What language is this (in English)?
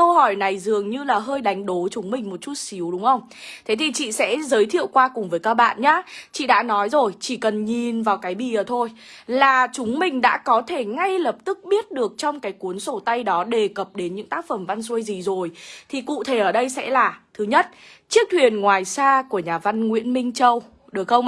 Vietnamese